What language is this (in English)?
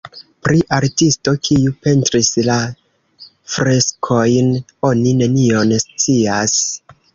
Esperanto